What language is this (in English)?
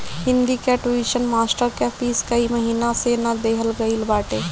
Bhojpuri